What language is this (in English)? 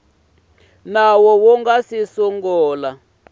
Tsonga